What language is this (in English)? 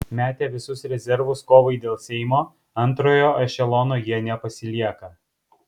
Lithuanian